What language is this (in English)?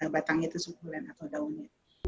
Indonesian